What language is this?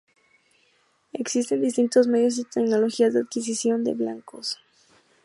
Spanish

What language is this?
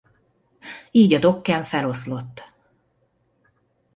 Hungarian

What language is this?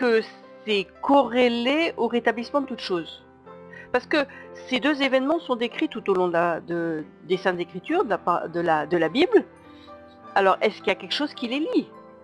French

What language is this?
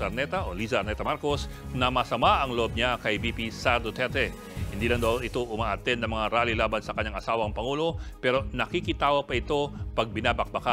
Filipino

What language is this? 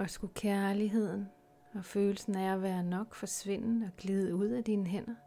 Danish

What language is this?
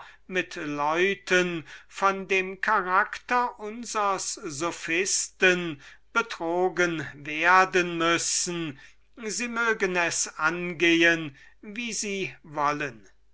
German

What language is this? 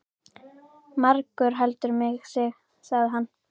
Icelandic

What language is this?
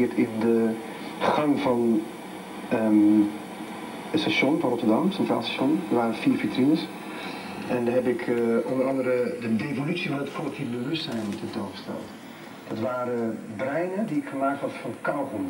Dutch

